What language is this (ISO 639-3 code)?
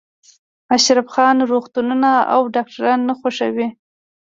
pus